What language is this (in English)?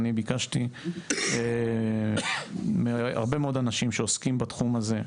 Hebrew